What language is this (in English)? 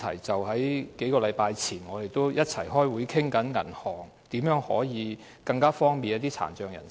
Cantonese